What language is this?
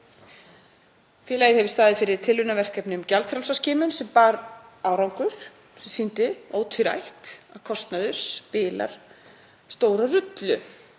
Icelandic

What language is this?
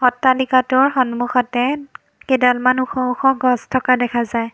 Assamese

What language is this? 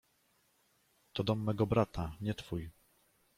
Polish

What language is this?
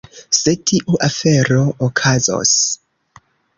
Esperanto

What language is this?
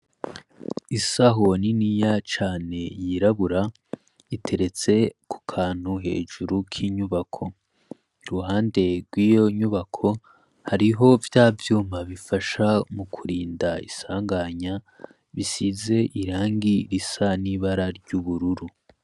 Rundi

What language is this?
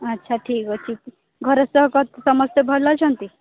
Odia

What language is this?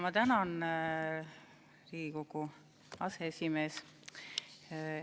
Estonian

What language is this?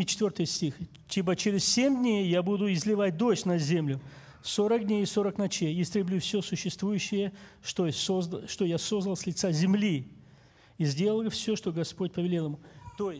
Ukrainian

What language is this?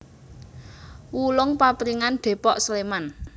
Javanese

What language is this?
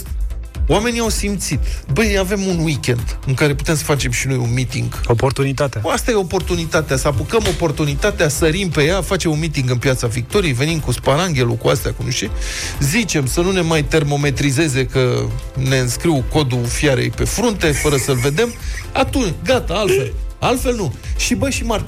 Romanian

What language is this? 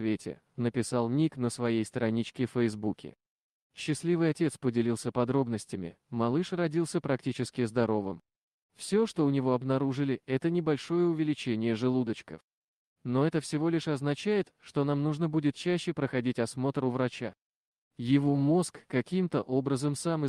Russian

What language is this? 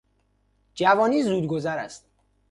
Persian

